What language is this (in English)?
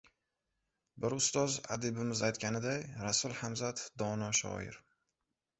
Uzbek